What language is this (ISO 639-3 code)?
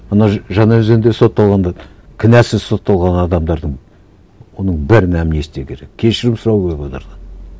kaz